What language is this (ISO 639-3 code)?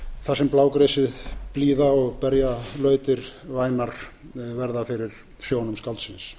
isl